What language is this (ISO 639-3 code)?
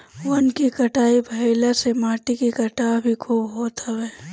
bho